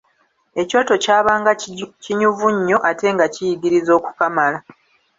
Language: Ganda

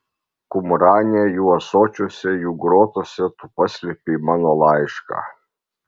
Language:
Lithuanian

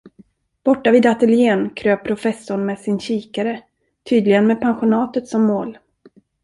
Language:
Swedish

